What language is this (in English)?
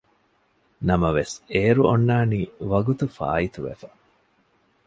Divehi